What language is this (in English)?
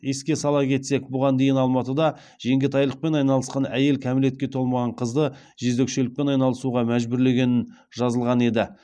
Kazakh